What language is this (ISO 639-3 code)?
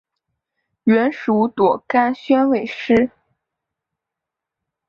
zho